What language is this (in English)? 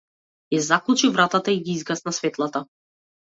Macedonian